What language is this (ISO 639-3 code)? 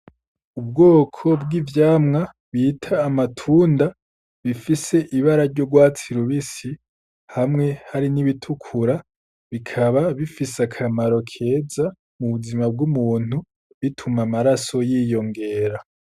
run